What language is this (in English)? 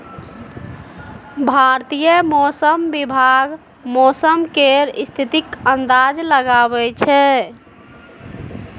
Maithili